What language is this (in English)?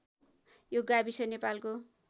Nepali